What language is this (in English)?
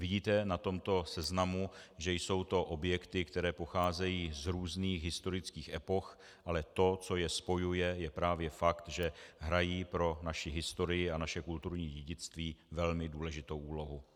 Czech